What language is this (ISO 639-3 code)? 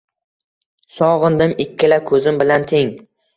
uzb